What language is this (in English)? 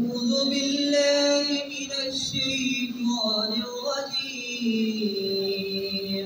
Arabic